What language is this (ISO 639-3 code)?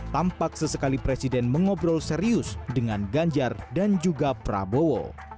ind